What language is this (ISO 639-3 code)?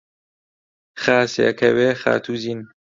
ckb